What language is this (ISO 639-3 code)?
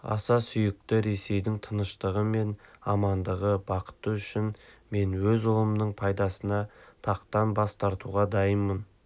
kaz